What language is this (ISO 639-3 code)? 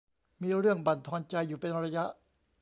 tha